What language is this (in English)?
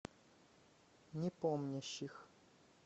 Russian